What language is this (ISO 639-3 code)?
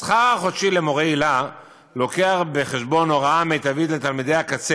heb